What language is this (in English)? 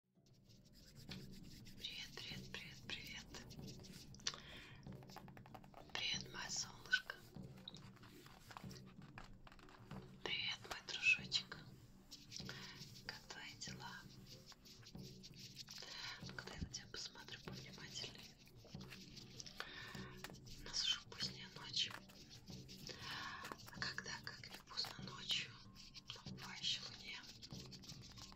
Russian